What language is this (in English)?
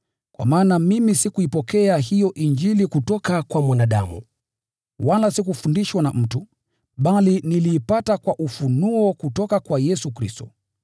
Swahili